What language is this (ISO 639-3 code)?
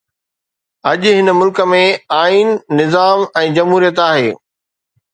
snd